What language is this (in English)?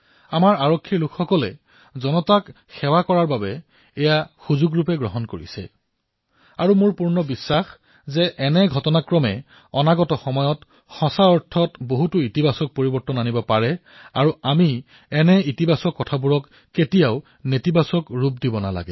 Assamese